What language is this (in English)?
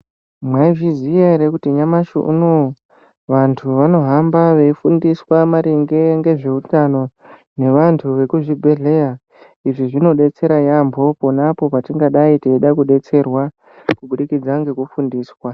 Ndau